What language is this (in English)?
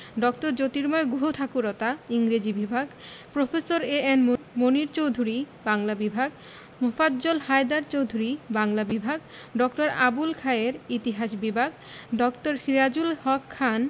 Bangla